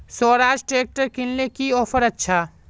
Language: Magahi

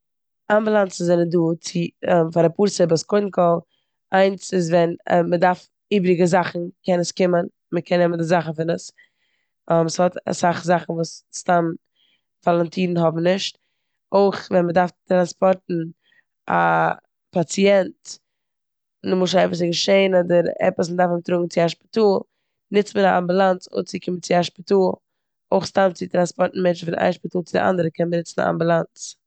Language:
Yiddish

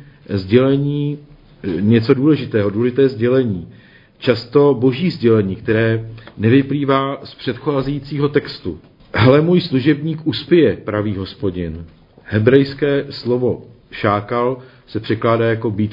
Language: Czech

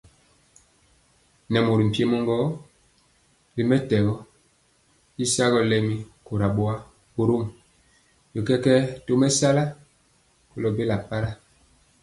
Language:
Mpiemo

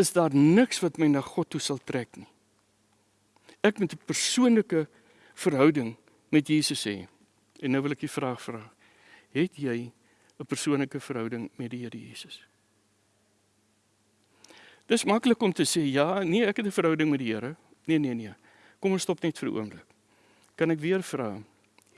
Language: Dutch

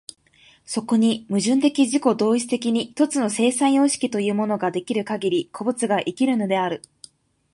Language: Japanese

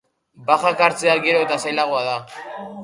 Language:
Basque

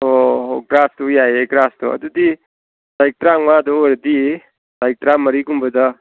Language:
Manipuri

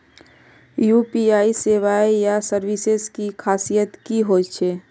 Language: Magahi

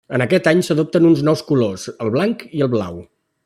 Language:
Catalan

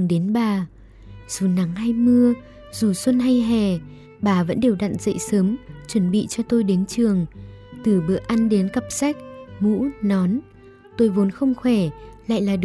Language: Vietnamese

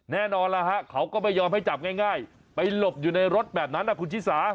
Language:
Thai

